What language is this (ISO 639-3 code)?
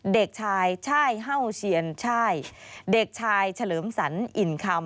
tha